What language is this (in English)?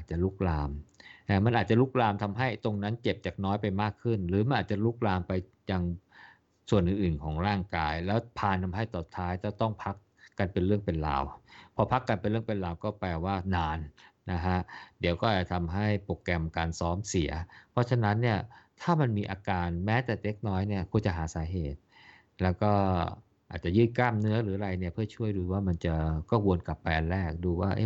Thai